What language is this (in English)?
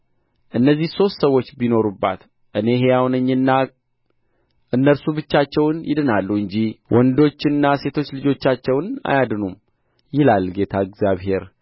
Amharic